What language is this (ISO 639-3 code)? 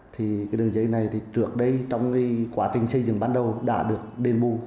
vie